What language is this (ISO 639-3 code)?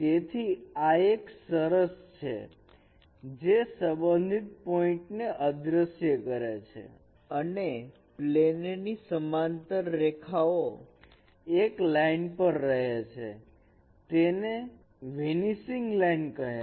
guj